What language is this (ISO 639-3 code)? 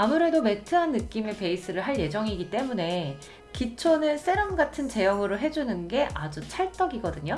kor